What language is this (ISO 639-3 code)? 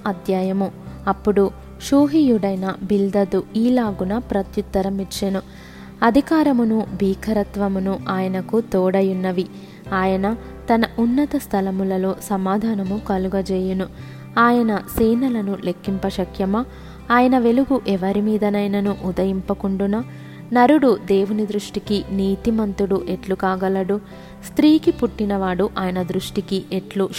tel